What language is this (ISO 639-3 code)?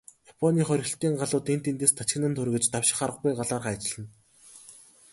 mon